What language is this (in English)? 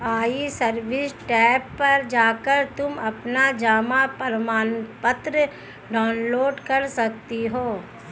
Hindi